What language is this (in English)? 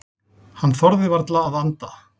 Icelandic